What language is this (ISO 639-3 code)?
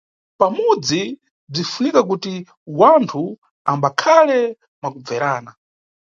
nyu